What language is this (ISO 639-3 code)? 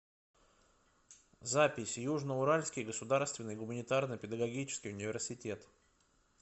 rus